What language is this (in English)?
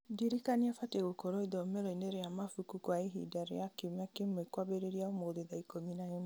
Kikuyu